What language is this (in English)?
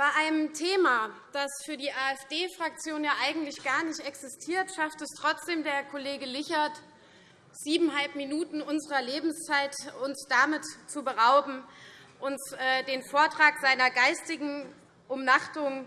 German